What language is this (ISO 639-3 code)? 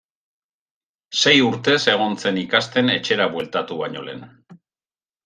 eus